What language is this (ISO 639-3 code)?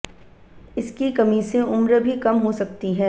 hin